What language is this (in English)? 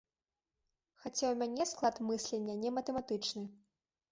Belarusian